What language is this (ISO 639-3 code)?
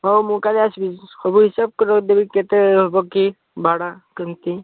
ori